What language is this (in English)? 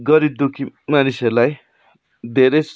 Nepali